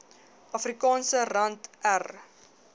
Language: Afrikaans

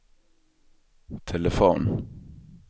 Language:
Swedish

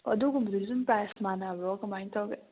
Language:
Manipuri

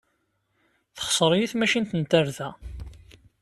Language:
Kabyle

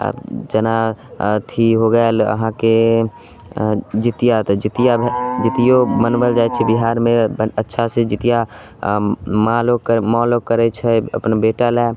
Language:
Maithili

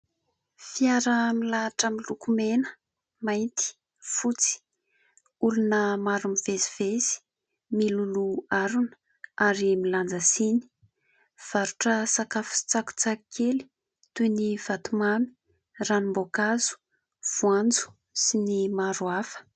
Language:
Malagasy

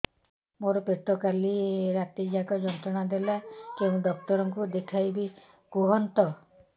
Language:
Odia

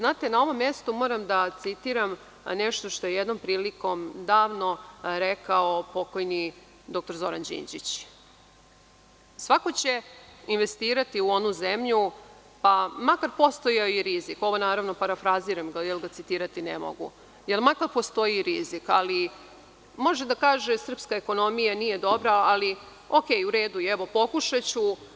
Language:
Serbian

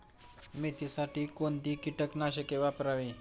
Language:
Marathi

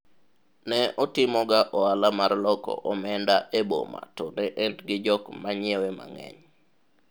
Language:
Luo (Kenya and Tanzania)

